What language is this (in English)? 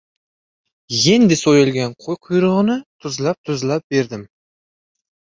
Uzbek